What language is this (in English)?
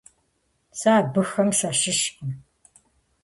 Kabardian